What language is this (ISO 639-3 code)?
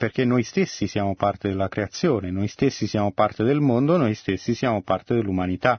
ita